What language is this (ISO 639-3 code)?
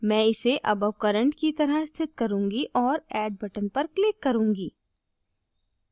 hin